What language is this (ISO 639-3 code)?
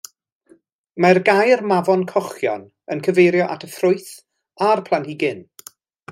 cym